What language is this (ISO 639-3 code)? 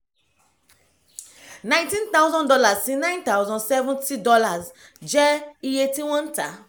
yor